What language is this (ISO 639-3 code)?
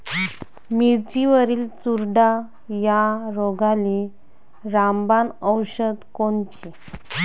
mar